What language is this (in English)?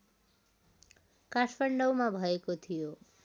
Nepali